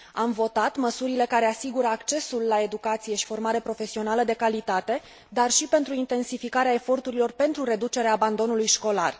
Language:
Romanian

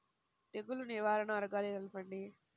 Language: Telugu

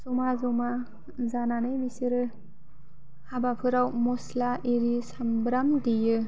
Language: Bodo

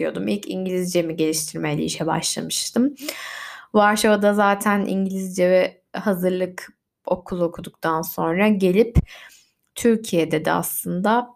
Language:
Turkish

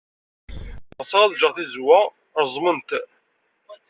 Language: Kabyle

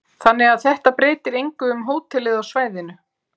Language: Icelandic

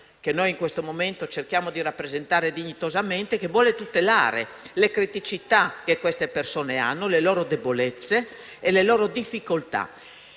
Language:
Italian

